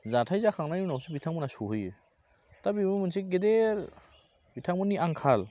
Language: Bodo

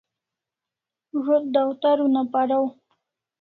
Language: Kalasha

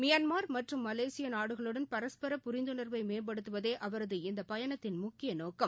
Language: Tamil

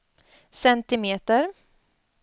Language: Swedish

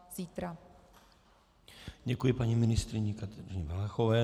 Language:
Czech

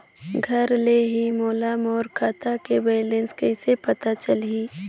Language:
Chhattisgarhi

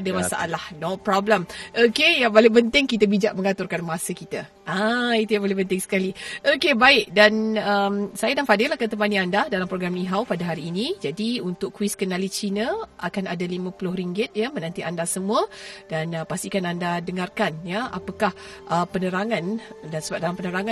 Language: Malay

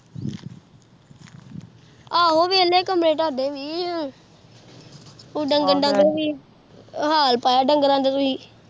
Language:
Punjabi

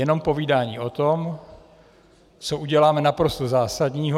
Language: Czech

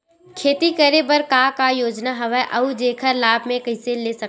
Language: Chhattisgarhi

